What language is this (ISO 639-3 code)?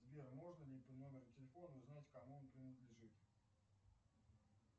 rus